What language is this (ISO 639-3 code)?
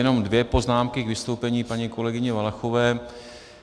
ces